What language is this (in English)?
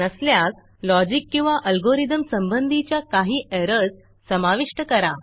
Marathi